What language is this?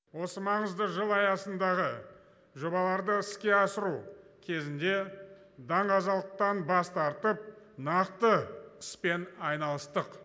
Kazakh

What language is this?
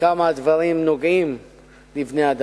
Hebrew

